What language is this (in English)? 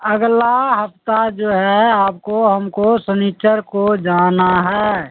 Urdu